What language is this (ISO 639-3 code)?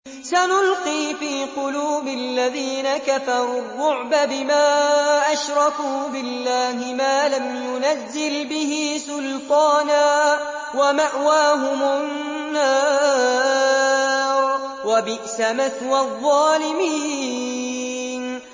ara